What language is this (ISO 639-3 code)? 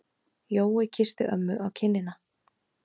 isl